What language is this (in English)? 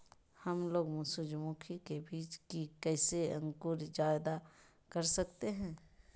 Magahi